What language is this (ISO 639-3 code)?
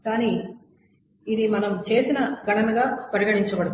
tel